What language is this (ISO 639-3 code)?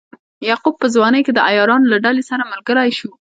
pus